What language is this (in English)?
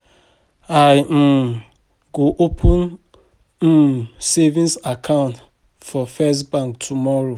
Nigerian Pidgin